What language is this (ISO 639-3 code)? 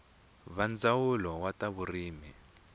tso